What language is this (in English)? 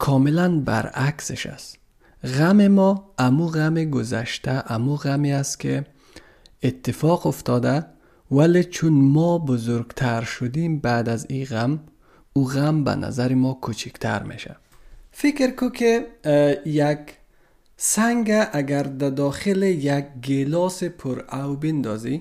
Persian